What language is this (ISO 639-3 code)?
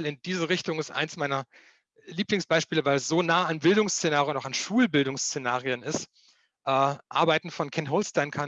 deu